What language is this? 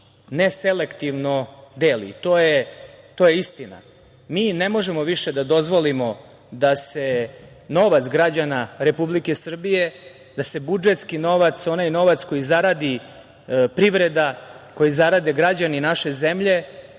Serbian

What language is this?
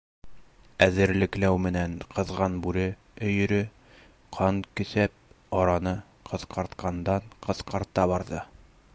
Bashkir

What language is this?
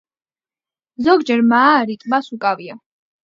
Georgian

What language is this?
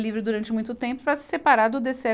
Portuguese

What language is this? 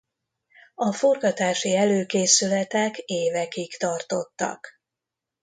Hungarian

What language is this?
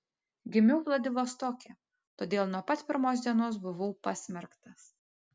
Lithuanian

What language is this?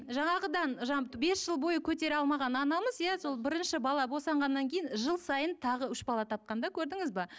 Kazakh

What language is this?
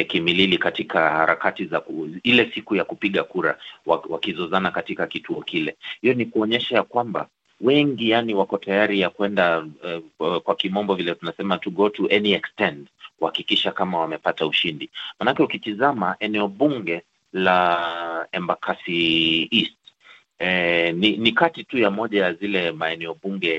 Swahili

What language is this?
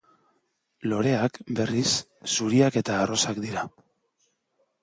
Basque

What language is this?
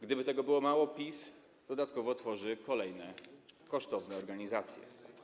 Polish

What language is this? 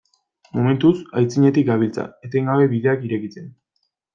Basque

